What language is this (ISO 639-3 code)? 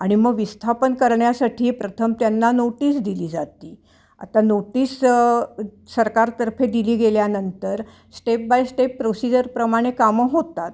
mar